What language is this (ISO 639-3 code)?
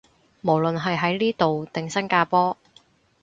yue